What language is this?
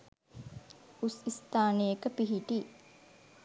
Sinhala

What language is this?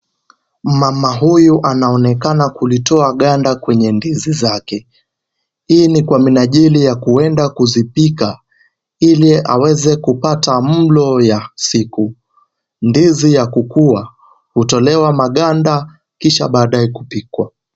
Swahili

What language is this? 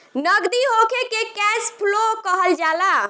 Bhojpuri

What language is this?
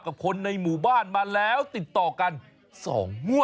Thai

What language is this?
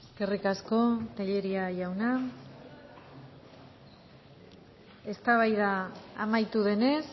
Basque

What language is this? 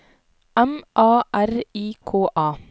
Norwegian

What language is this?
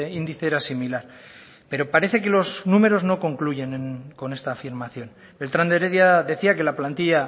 Spanish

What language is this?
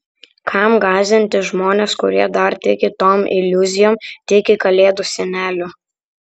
Lithuanian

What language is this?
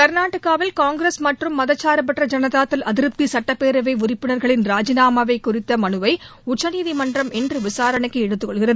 Tamil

